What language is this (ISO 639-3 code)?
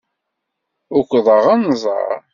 kab